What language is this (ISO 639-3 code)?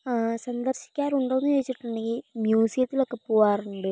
mal